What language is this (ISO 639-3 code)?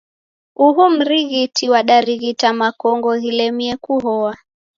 dav